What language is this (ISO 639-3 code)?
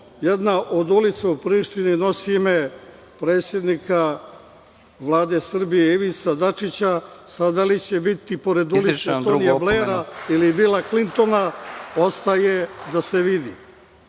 srp